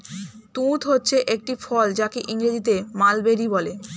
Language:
Bangla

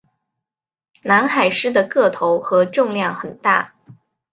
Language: Chinese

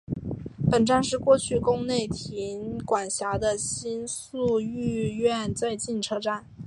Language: Chinese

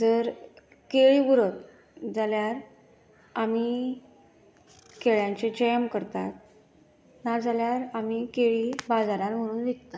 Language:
Konkani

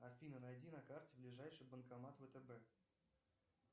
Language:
Russian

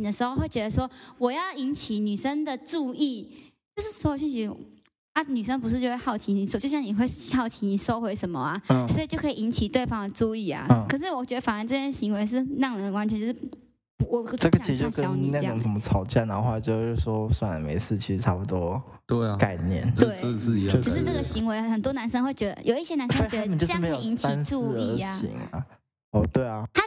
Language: Chinese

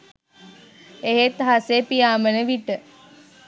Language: Sinhala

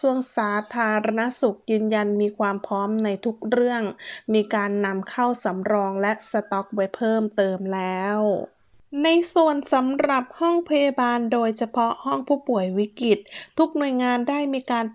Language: Thai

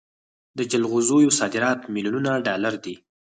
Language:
Pashto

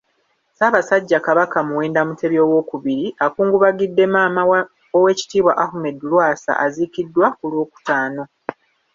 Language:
Ganda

